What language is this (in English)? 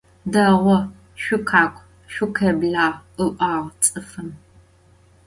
Adyghe